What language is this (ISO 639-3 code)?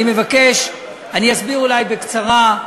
heb